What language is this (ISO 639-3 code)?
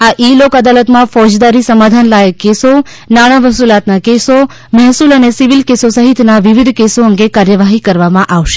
guj